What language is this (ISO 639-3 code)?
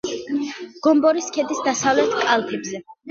kat